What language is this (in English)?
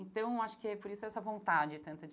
Portuguese